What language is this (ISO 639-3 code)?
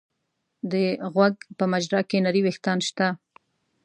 pus